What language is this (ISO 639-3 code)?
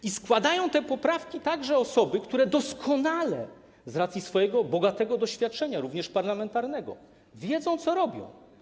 pol